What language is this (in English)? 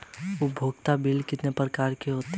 Hindi